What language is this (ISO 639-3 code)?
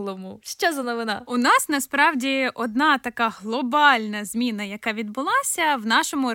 ukr